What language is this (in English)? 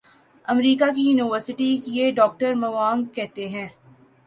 Urdu